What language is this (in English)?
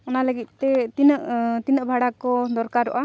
Santali